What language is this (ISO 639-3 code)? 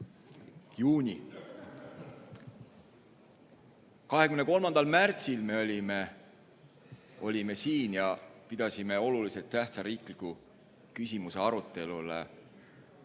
est